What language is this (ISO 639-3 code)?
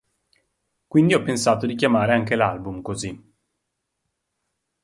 ita